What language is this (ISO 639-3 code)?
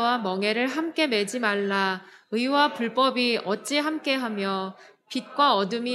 kor